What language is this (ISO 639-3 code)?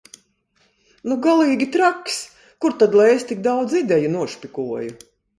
lav